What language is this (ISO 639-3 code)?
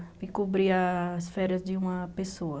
por